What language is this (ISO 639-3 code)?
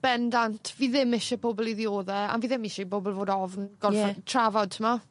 cym